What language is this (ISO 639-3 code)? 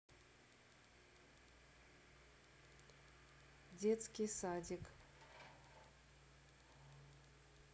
rus